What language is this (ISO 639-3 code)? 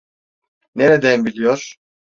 tur